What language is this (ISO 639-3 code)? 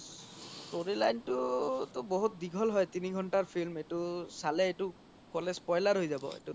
asm